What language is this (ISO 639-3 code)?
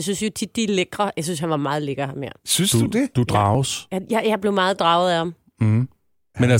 dan